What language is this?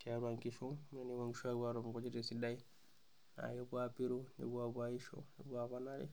Masai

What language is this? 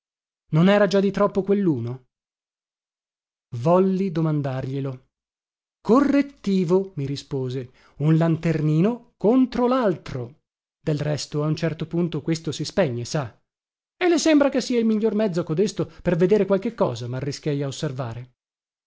Italian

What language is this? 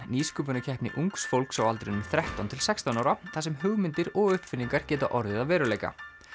Icelandic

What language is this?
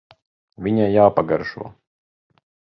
Latvian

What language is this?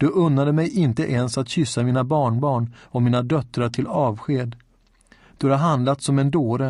Swedish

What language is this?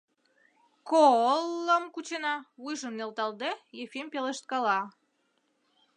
Mari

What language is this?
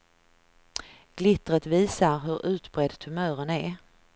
Swedish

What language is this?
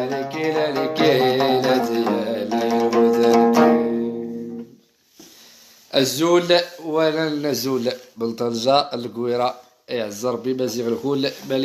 Arabic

